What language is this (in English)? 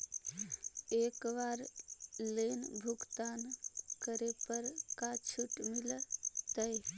Magahi